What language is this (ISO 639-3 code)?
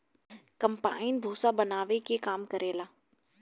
bho